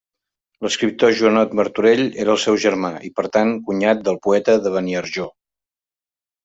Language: Catalan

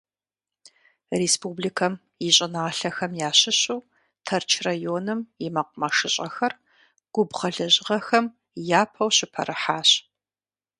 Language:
Kabardian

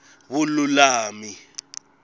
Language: Tsonga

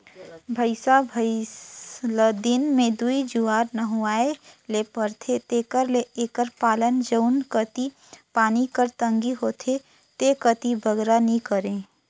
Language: Chhattisgarhi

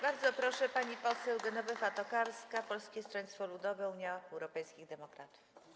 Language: Polish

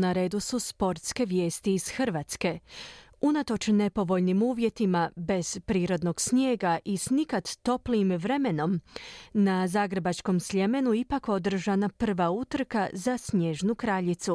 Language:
Croatian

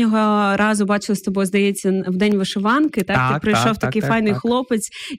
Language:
Ukrainian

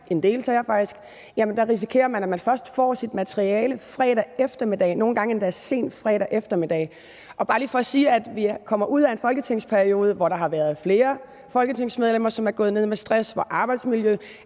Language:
Danish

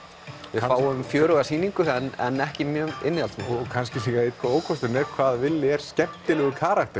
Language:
Icelandic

